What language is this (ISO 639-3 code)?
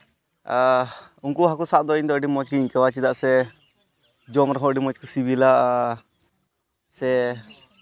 sat